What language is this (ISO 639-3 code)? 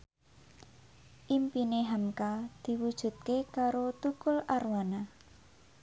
jav